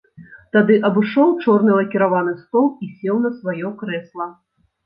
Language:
Belarusian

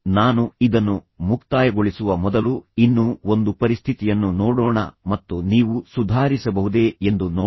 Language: Kannada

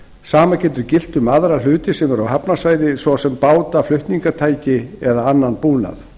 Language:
Icelandic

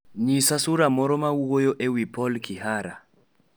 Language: Luo (Kenya and Tanzania)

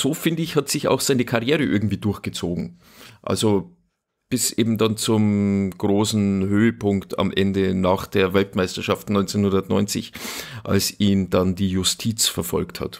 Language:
German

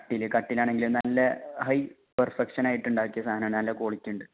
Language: Malayalam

